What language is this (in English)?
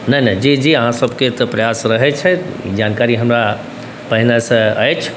Maithili